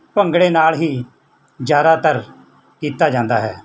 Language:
Punjabi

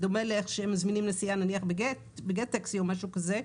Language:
Hebrew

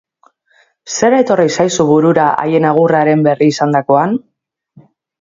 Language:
Basque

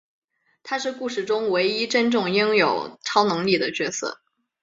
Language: Chinese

